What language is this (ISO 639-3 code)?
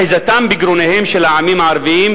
heb